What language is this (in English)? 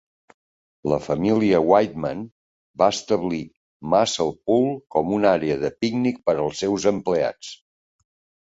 Catalan